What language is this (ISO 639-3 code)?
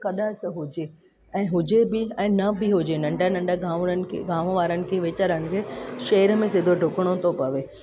snd